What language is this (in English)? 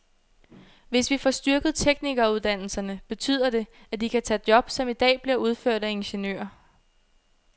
Danish